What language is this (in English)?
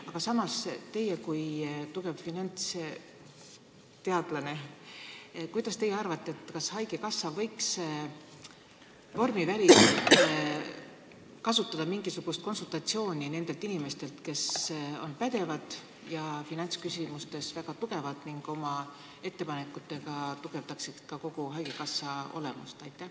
Estonian